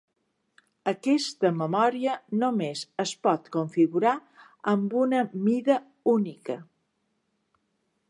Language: Catalan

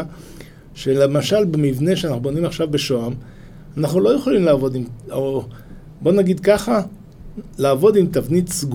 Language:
Hebrew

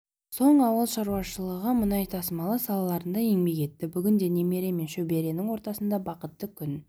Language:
Kazakh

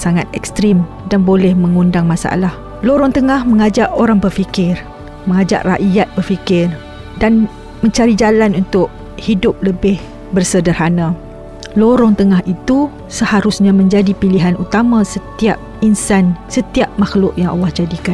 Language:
Malay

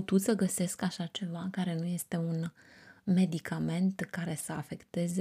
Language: Romanian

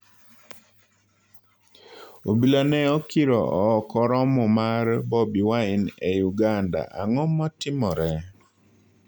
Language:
Luo (Kenya and Tanzania)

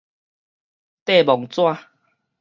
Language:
Min Nan Chinese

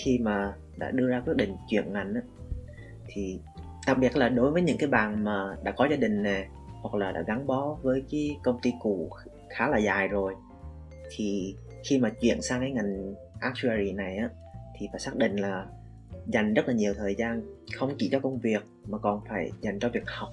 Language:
Vietnamese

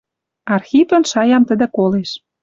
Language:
Western Mari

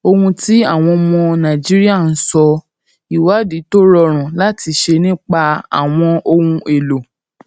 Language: Yoruba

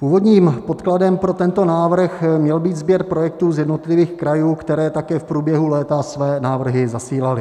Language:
Czech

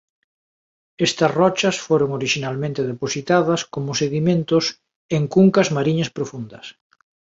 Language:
Galician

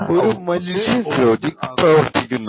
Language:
Malayalam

